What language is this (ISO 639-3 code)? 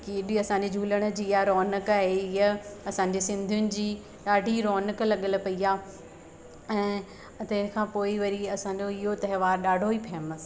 snd